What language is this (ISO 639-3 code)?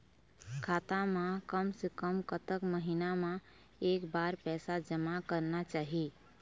hne